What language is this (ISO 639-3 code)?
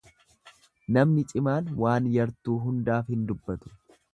orm